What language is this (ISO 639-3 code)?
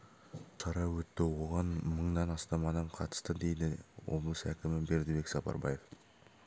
kaz